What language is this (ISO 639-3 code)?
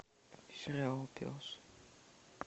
rus